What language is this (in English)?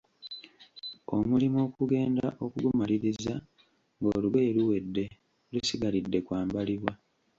Ganda